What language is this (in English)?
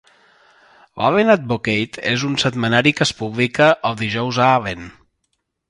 Catalan